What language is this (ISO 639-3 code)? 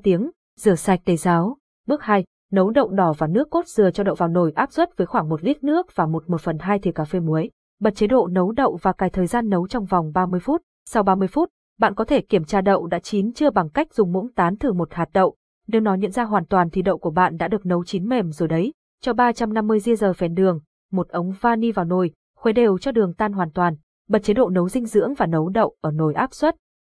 vie